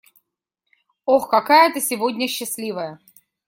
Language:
Russian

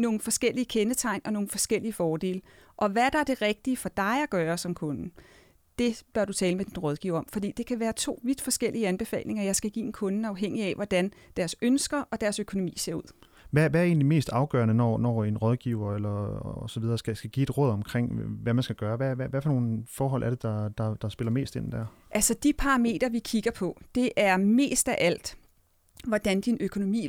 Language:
Danish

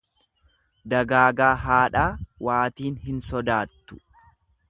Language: Oromo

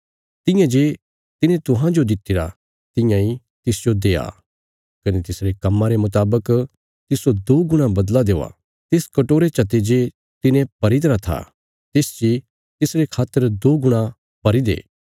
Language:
Bilaspuri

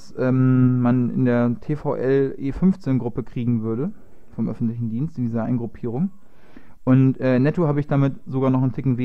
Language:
German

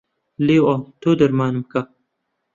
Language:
Central Kurdish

